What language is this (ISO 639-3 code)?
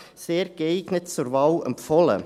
gsw